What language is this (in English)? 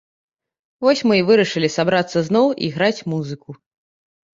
Belarusian